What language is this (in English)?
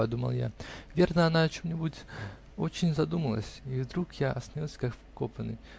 Russian